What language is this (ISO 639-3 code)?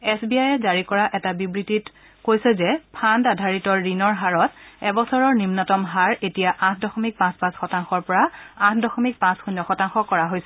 asm